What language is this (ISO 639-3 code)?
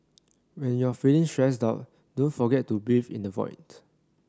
eng